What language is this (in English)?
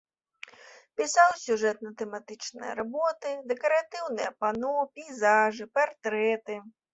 Belarusian